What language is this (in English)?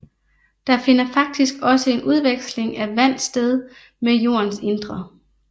Danish